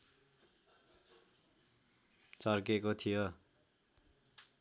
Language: Nepali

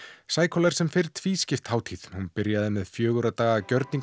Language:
Icelandic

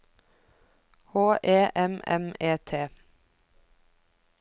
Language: Norwegian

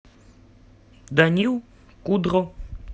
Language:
Russian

